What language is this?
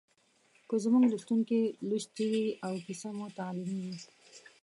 Pashto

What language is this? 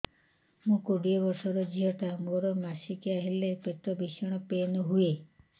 Odia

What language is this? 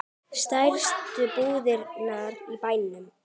Icelandic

